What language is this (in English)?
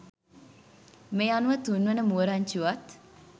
Sinhala